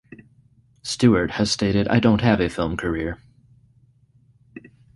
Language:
English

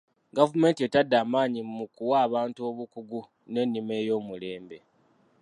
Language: Ganda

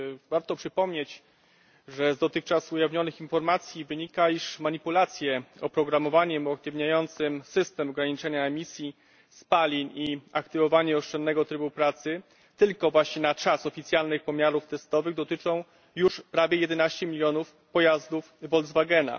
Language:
Polish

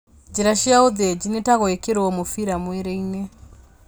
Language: Kikuyu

